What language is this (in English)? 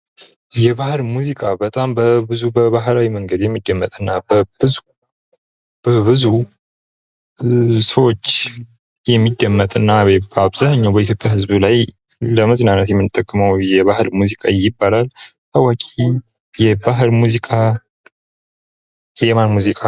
Amharic